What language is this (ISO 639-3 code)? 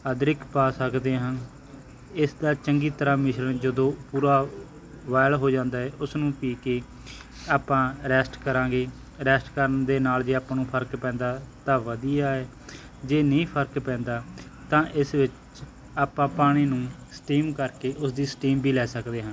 pan